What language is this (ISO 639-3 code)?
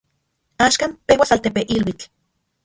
ncx